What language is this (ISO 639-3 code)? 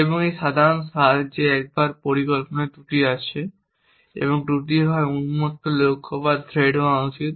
ben